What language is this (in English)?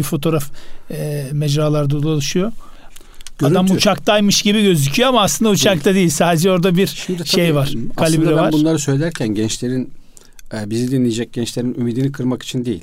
Turkish